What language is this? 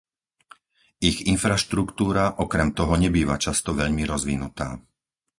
Slovak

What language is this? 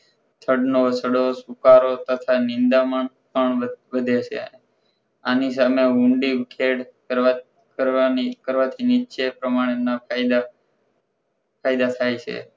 Gujarati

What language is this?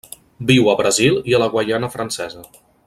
Catalan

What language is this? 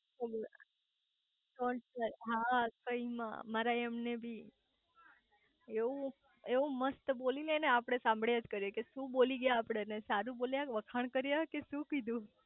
Gujarati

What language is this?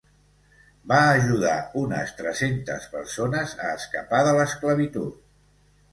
Catalan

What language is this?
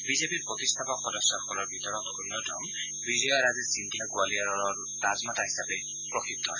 Assamese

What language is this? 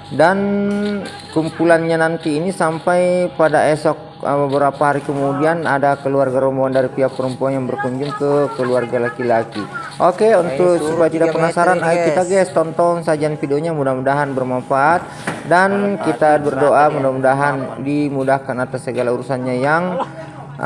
Indonesian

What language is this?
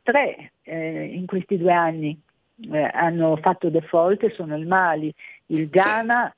Italian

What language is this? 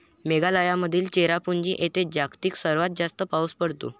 Marathi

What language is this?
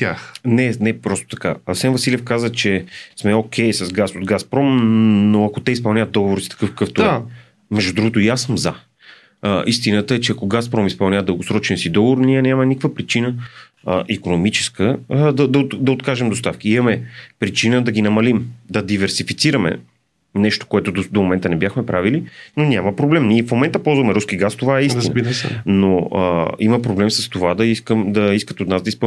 Bulgarian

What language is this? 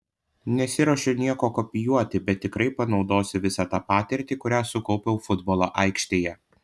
Lithuanian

